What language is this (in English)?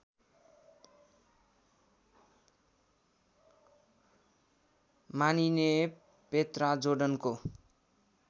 Nepali